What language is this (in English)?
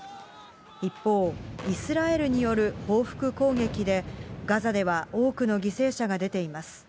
Japanese